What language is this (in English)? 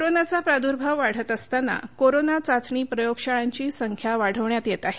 Marathi